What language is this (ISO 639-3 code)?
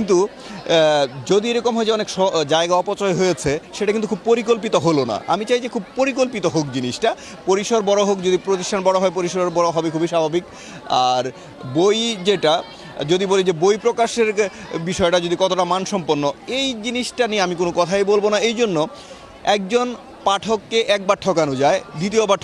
kor